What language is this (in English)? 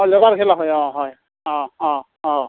Assamese